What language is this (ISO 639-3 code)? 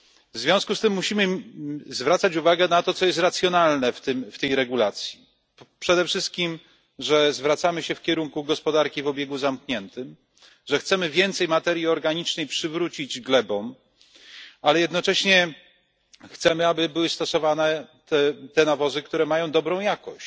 pol